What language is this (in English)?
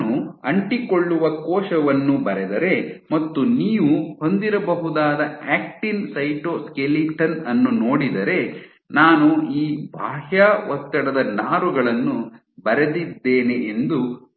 Kannada